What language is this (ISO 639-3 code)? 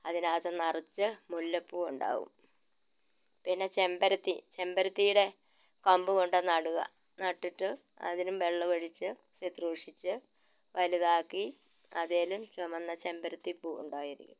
mal